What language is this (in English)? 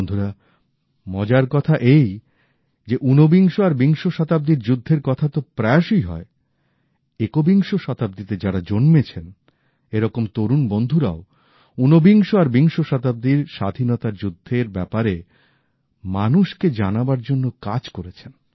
Bangla